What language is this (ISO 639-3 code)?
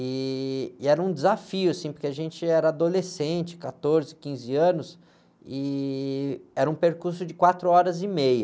por